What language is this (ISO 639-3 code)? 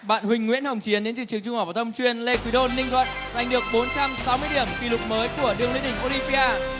vie